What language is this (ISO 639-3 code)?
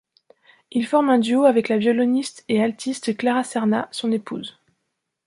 fra